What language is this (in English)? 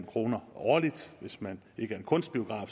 Danish